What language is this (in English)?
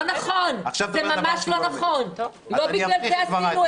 Hebrew